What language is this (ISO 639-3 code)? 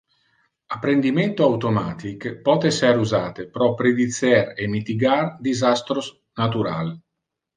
ina